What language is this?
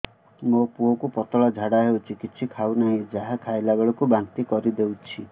Odia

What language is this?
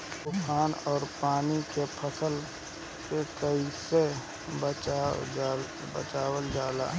Bhojpuri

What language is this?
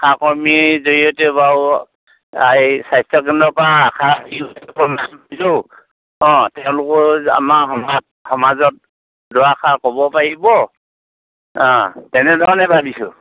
Assamese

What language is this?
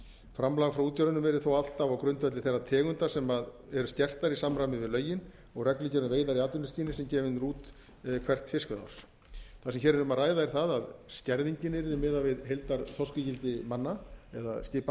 Icelandic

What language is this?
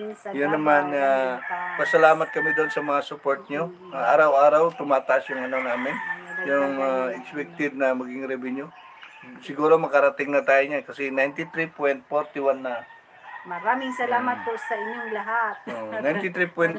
Filipino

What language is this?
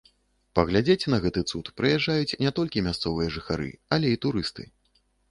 Belarusian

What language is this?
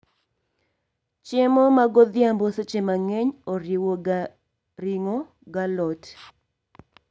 Luo (Kenya and Tanzania)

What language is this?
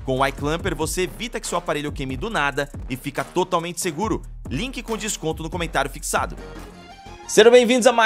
Portuguese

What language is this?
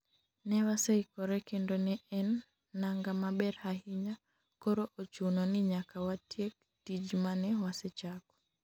Luo (Kenya and Tanzania)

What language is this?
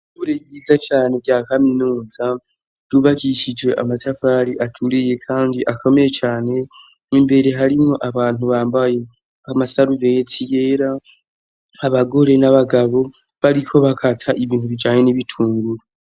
Rundi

